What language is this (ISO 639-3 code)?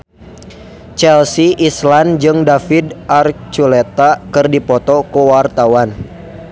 sun